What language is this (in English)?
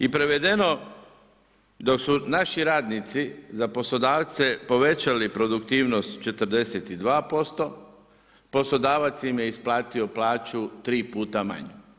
Croatian